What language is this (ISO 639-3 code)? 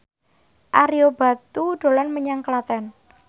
jav